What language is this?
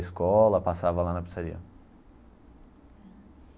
Portuguese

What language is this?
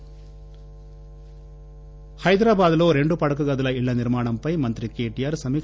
Telugu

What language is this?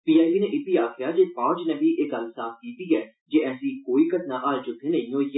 Dogri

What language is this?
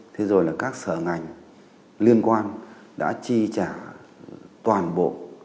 Vietnamese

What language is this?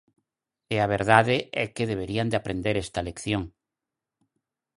Galician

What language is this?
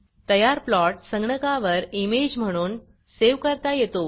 Marathi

